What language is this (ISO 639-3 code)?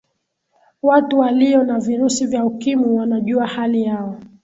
swa